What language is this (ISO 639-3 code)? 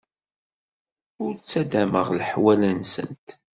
kab